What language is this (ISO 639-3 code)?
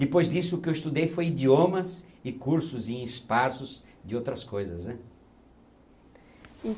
por